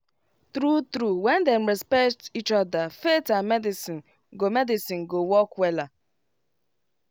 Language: Nigerian Pidgin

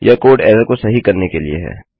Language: Hindi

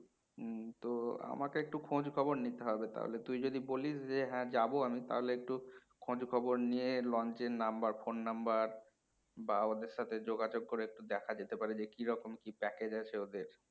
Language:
Bangla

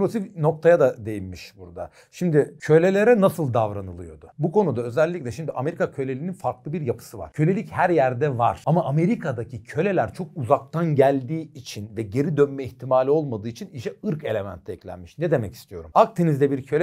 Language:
Turkish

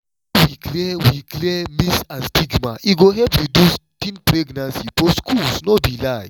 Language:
Nigerian Pidgin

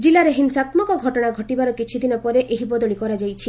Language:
Odia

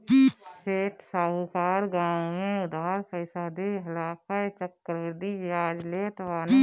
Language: Bhojpuri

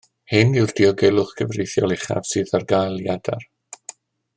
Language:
Welsh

